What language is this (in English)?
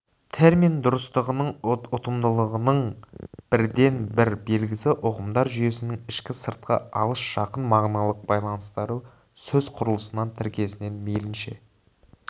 Kazakh